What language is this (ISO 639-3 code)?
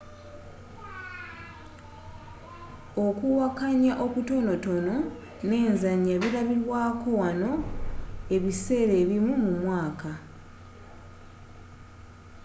lug